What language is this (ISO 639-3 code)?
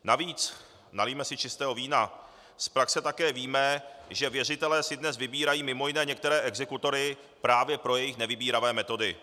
ces